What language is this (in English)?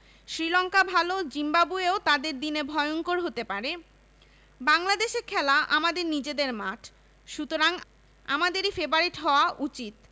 Bangla